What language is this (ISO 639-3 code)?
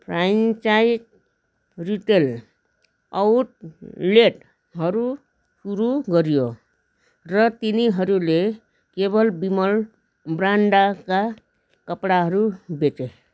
nep